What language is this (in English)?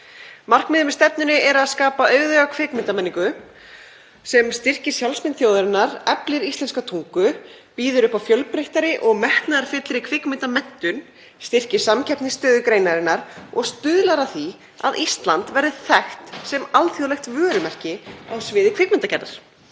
Icelandic